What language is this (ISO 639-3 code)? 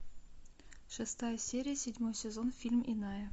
rus